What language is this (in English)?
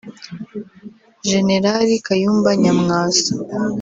Kinyarwanda